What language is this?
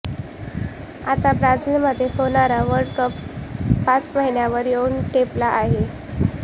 Marathi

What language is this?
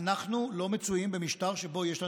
Hebrew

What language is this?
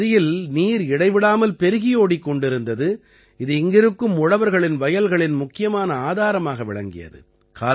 Tamil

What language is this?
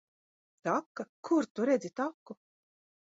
Latvian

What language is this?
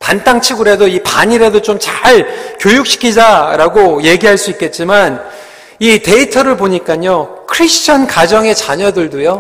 Korean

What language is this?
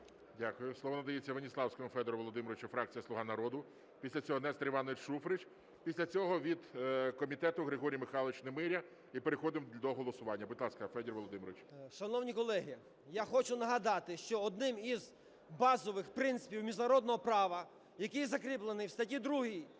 Ukrainian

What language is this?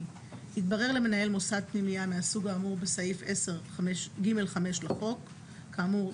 Hebrew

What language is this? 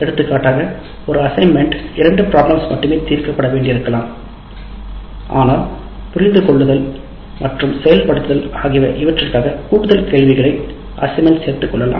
Tamil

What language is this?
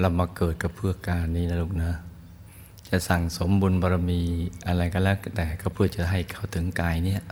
Thai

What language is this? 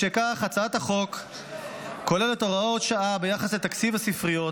Hebrew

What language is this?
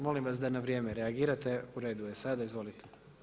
Croatian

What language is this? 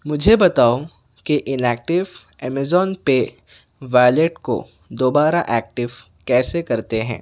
Urdu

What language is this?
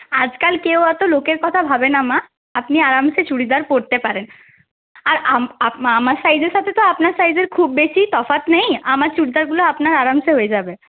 Bangla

